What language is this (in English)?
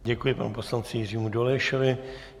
Czech